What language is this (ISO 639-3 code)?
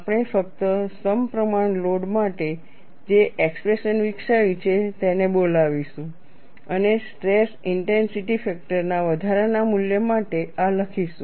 guj